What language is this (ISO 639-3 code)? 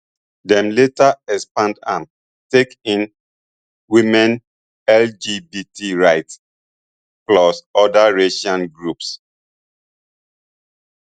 pcm